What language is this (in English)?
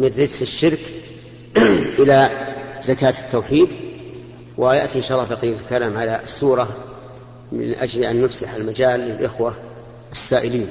Arabic